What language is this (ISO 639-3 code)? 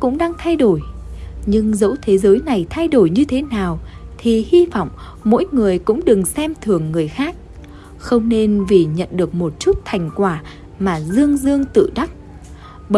vie